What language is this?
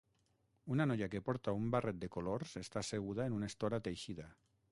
Catalan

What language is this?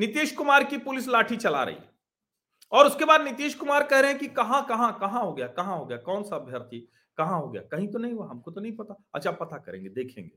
Hindi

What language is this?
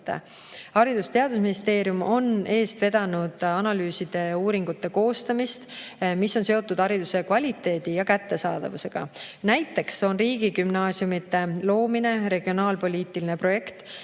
Estonian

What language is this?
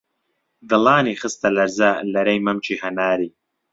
Central Kurdish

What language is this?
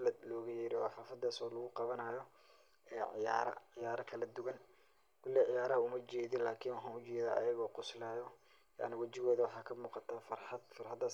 Somali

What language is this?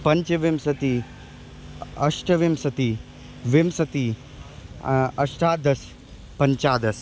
Sanskrit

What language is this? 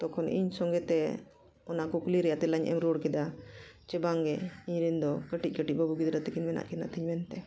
Santali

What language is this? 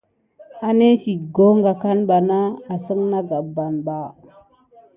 Gidar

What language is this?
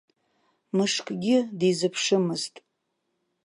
Abkhazian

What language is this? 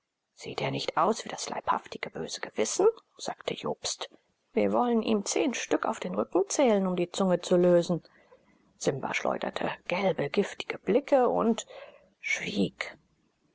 German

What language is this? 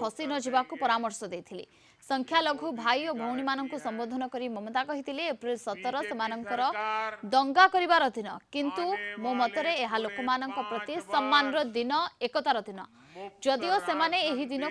Hindi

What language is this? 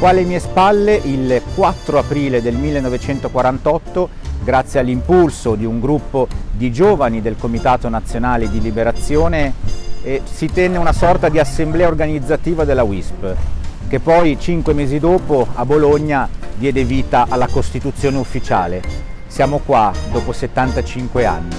Italian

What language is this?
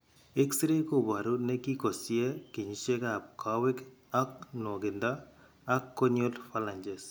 Kalenjin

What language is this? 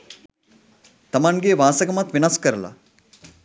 Sinhala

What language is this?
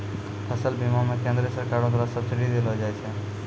Maithili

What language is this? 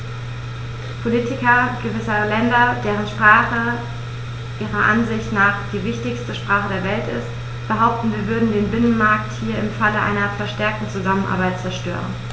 German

